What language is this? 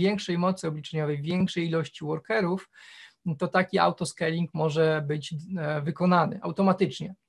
Polish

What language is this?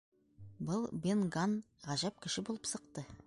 Bashkir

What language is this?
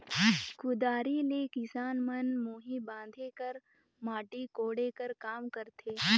Chhattisgarhi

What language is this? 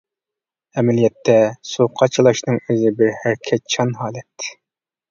Uyghur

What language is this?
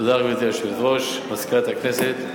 Hebrew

